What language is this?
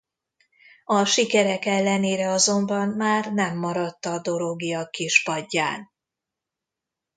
Hungarian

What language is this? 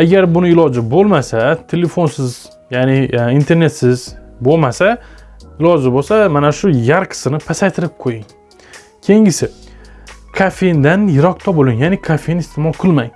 Turkish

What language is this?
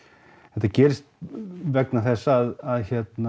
Icelandic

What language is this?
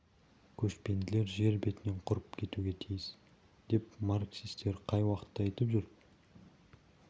Kazakh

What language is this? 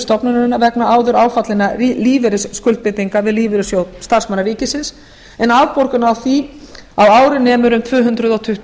Icelandic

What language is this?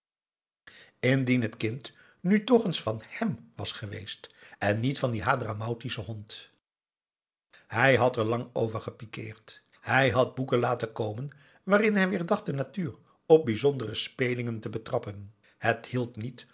Dutch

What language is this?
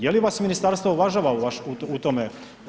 Croatian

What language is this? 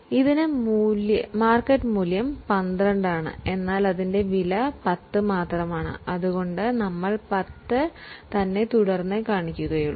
Malayalam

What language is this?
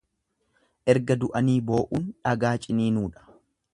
Oromo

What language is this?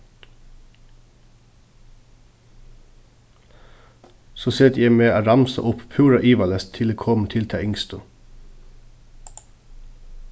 Faroese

